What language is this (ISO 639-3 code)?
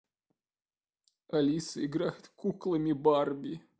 rus